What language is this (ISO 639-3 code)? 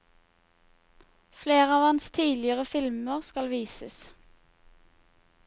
nor